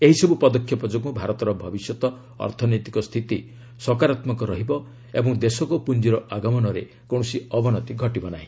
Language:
Odia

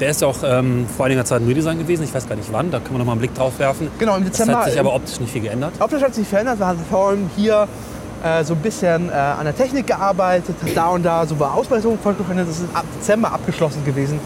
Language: German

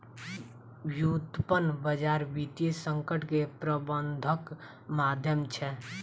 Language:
Maithili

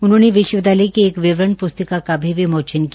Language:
Hindi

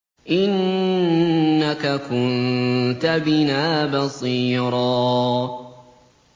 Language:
Arabic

